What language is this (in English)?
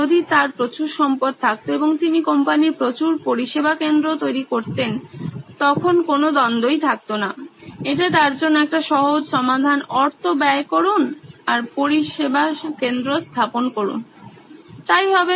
Bangla